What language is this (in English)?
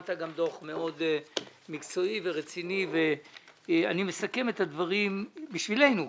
Hebrew